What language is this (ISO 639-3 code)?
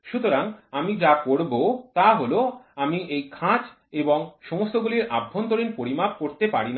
ben